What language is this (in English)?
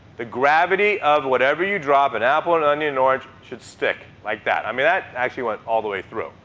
English